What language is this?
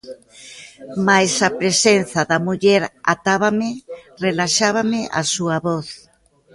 Galician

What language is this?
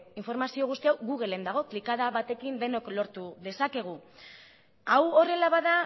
Basque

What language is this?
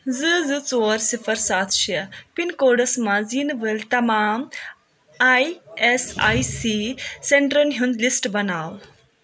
Kashmiri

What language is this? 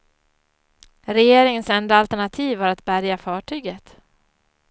Swedish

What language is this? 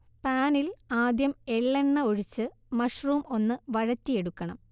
Malayalam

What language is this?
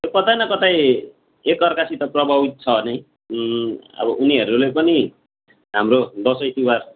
Nepali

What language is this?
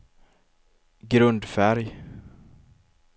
Swedish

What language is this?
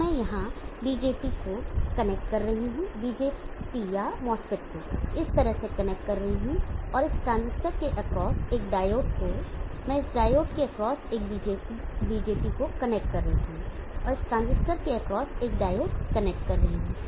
Hindi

